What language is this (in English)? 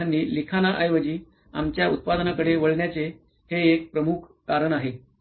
Marathi